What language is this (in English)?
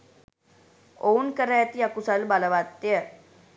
Sinhala